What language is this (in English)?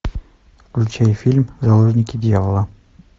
Russian